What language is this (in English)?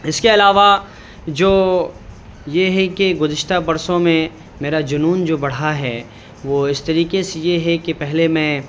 Urdu